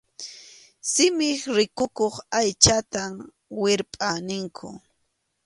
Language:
Arequipa-La Unión Quechua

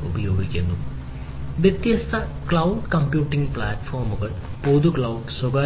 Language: Malayalam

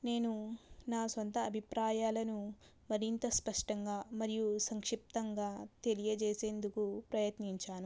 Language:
Telugu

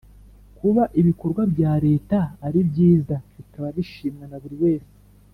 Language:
Kinyarwanda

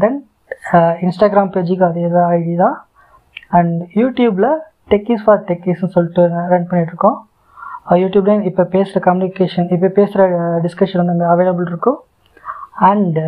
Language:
Tamil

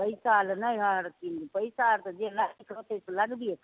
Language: Maithili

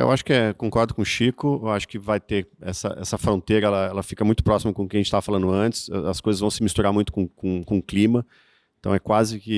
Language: Portuguese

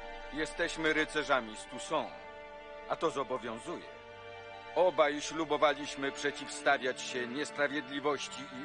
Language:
Polish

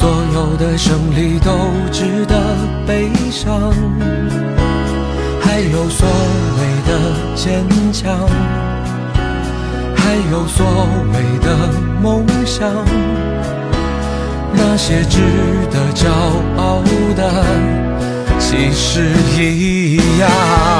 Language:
Chinese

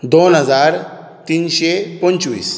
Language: Konkani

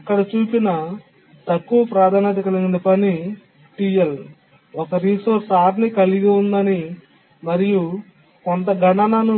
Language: Telugu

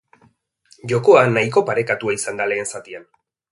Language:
Basque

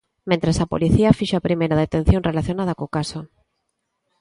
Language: Galician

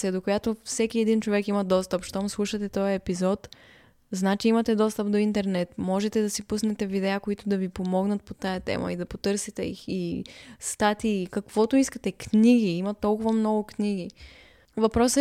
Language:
Bulgarian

